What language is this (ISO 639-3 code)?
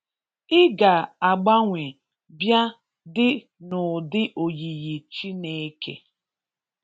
ibo